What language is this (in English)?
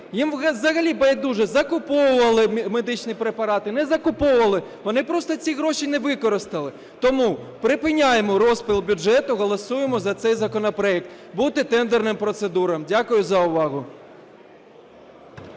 Ukrainian